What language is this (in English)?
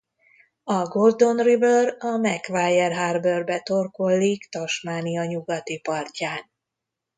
Hungarian